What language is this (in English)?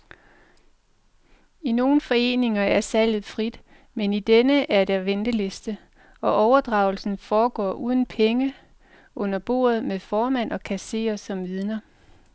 Danish